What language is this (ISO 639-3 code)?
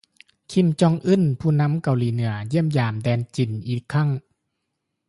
lao